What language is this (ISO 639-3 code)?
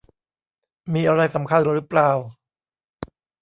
tha